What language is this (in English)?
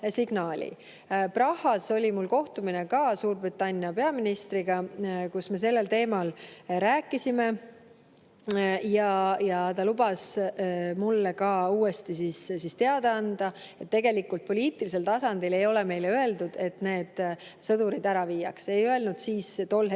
Estonian